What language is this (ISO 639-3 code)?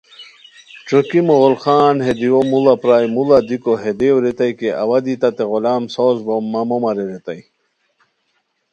khw